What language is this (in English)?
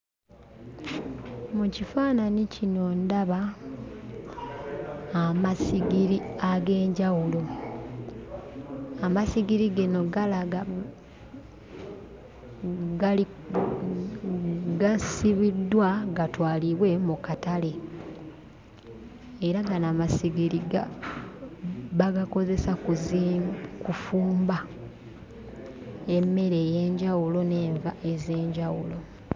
Ganda